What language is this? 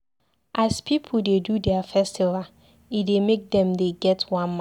Nigerian Pidgin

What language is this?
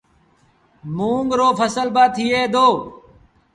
Sindhi Bhil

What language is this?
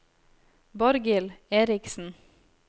Norwegian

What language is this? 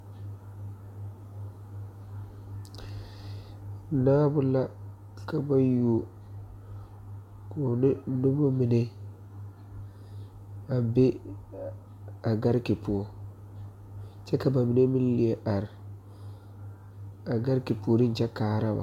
Southern Dagaare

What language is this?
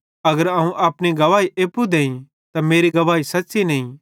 Bhadrawahi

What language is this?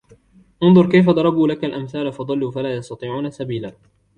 Arabic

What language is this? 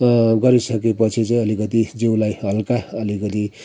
Nepali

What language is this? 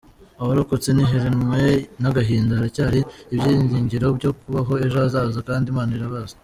Kinyarwanda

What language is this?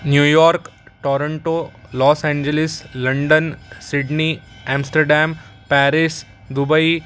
Marathi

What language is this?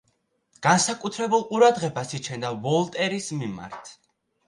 Georgian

